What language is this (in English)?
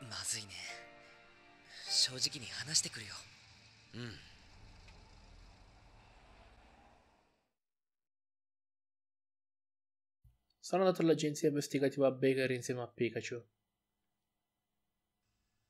Italian